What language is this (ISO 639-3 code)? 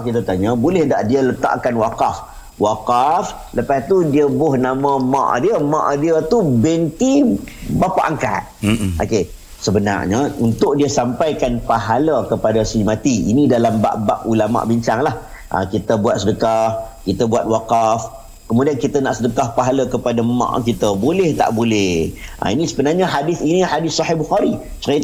msa